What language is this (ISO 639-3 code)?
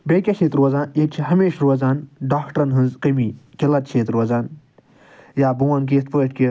kas